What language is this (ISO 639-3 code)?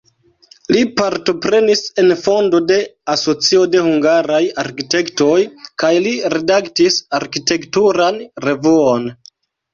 epo